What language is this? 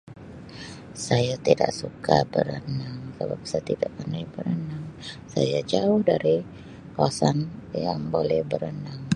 Sabah Malay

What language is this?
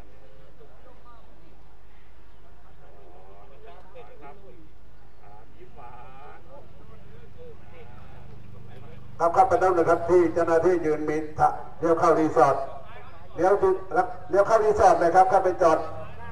Thai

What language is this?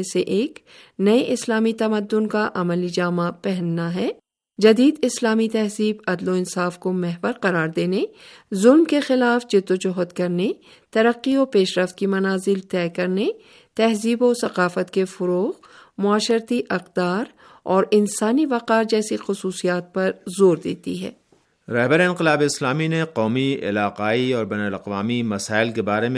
Urdu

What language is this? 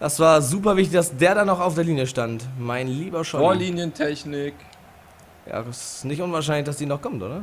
German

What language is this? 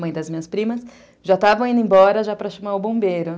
Portuguese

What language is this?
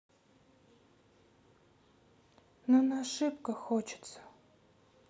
Russian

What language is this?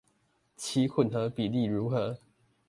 Chinese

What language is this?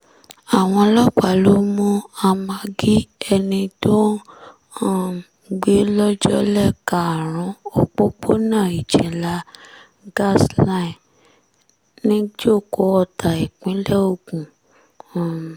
Yoruba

